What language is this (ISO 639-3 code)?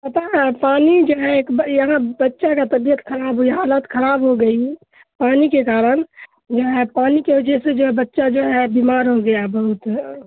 urd